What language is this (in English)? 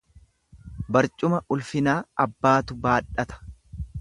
Oromo